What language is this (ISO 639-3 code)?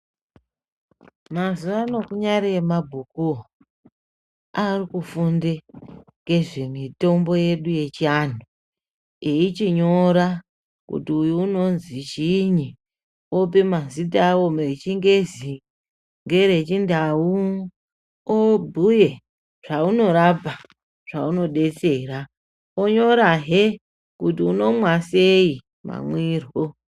ndc